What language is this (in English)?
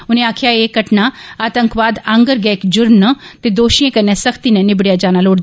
Dogri